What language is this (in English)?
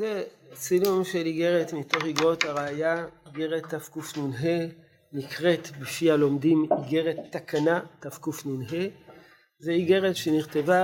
Hebrew